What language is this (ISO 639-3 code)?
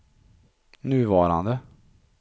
swe